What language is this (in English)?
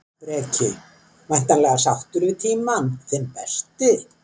Icelandic